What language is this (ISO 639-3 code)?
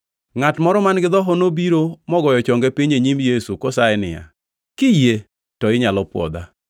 luo